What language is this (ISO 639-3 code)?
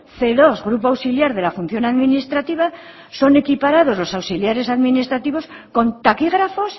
spa